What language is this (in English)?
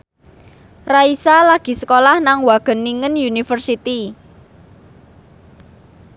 Javanese